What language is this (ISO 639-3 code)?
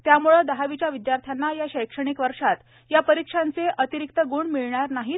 mar